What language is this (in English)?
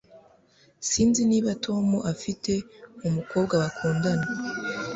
Kinyarwanda